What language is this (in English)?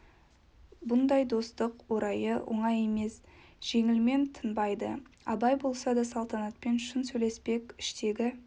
Kazakh